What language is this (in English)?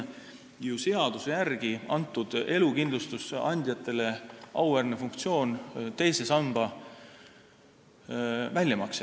Estonian